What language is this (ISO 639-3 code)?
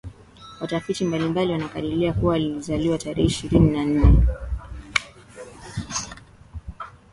swa